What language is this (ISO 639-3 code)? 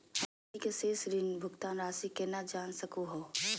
mag